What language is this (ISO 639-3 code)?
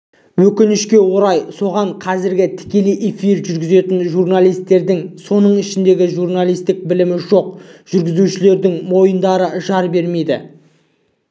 kaz